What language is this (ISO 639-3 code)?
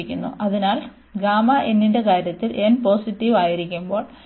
mal